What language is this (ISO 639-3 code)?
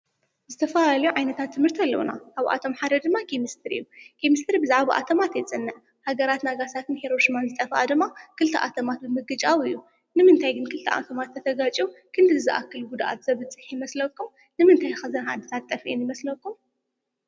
tir